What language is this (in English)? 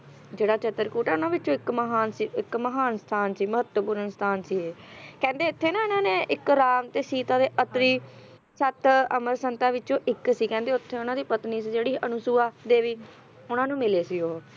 Punjabi